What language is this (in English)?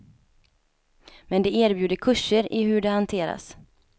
Swedish